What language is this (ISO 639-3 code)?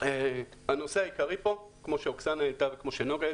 heb